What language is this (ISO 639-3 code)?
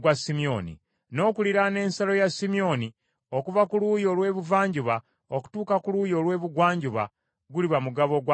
lug